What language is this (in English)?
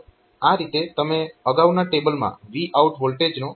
Gujarati